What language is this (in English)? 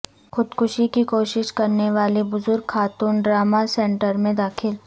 Urdu